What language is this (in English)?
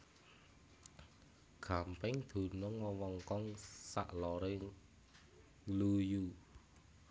Javanese